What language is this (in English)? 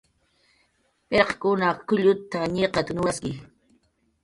Jaqaru